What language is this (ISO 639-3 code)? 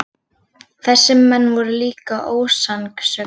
isl